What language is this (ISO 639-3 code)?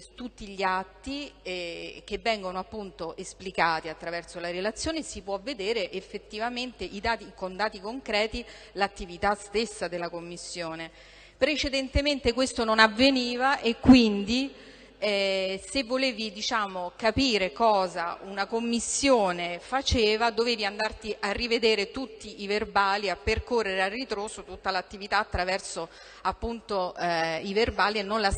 ita